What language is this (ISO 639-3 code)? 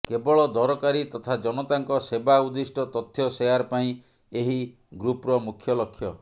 ori